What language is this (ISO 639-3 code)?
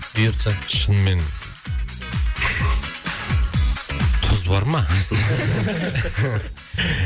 kaz